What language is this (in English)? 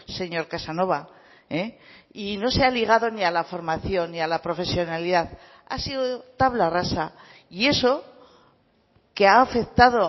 Spanish